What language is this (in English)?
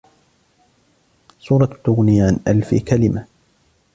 Arabic